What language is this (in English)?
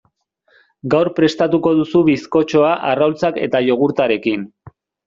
Basque